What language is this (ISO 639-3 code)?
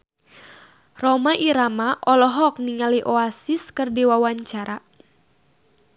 sun